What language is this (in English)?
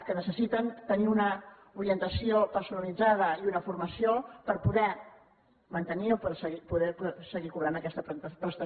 Catalan